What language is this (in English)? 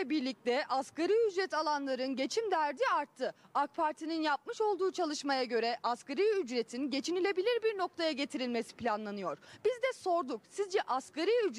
Turkish